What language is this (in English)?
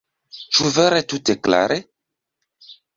Esperanto